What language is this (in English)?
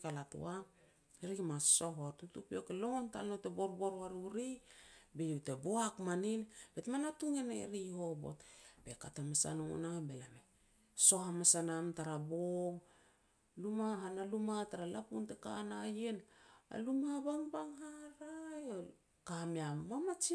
Petats